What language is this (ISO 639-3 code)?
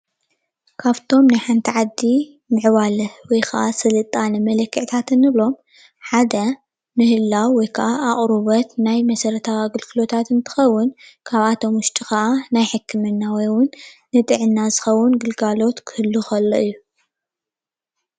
tir